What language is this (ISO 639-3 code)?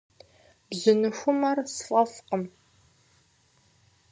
kbd